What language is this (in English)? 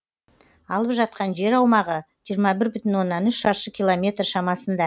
Kazakh